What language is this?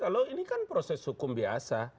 Indonesian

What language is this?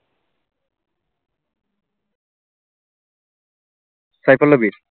Bangla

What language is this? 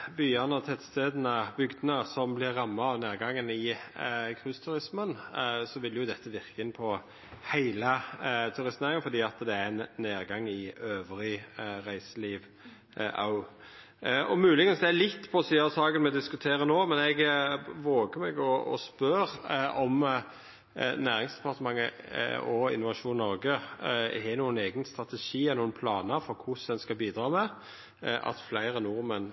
Norwegian Nynorsk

